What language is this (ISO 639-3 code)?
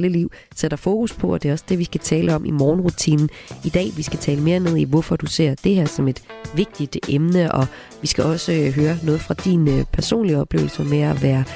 dan